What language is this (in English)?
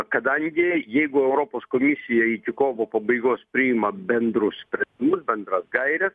Lithuanian